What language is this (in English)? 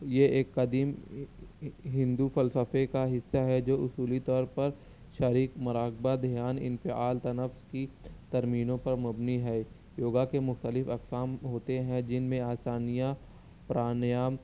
Urdu